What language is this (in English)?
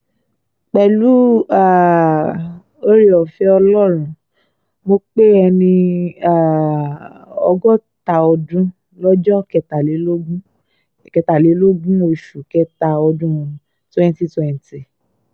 Yoruba